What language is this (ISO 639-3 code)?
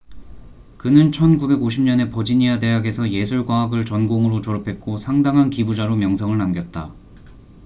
kor